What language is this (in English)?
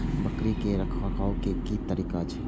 Maithili